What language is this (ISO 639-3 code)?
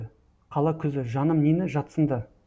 kaz